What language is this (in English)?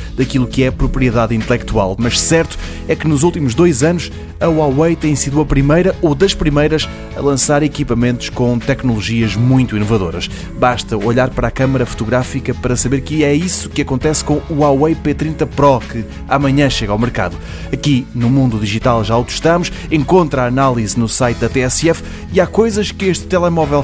Portuguese